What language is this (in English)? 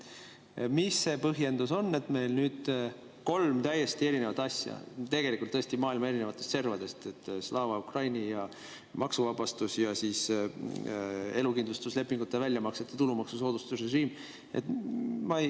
Estonian